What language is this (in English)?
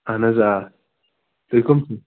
Kashmiri